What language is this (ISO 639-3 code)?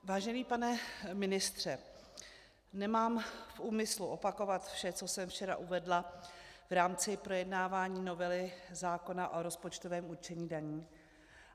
ces